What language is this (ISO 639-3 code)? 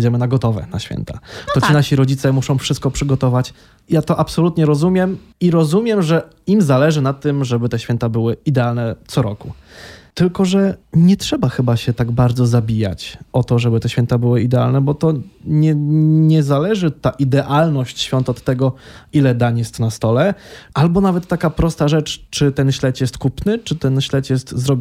pol